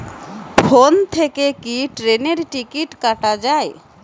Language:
Bangla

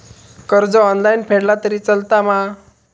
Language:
Marathi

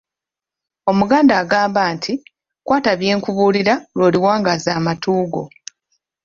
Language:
Ganda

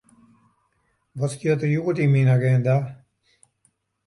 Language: Western Frisian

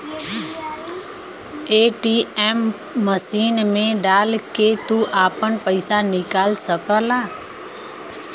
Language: Bhojpuri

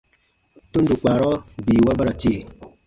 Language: Baatonum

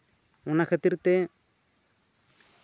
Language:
Santali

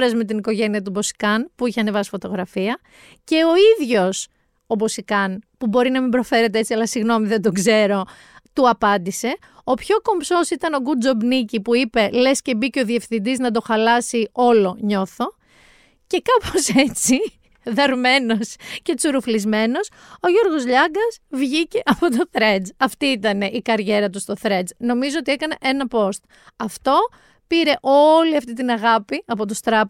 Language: Greek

